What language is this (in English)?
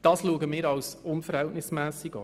Swiss German